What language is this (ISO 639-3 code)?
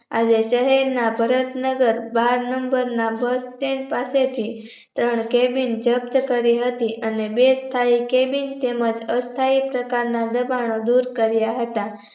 guj